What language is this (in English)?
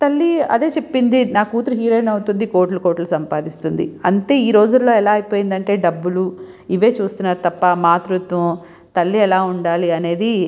Telugu